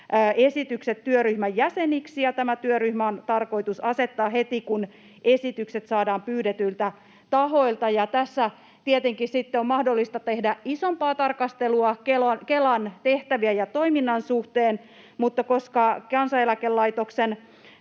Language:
Finnish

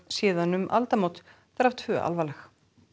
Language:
Icelandic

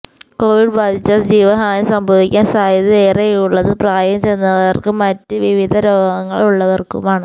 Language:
Malayalam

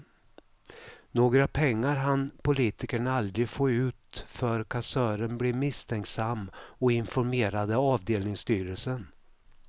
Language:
Swedish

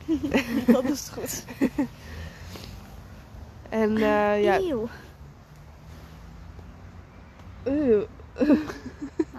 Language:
Dutch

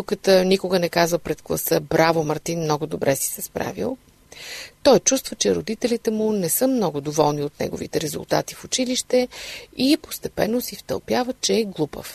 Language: Bulgarian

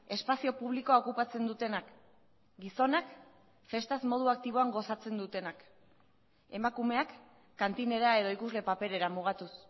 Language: Basque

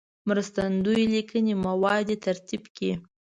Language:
Pashto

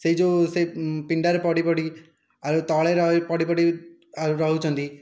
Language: Odia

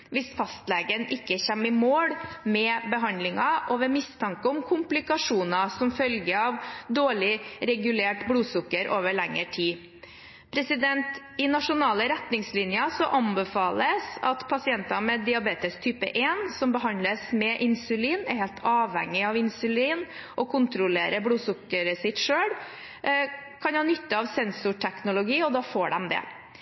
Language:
Norwegian Bokmål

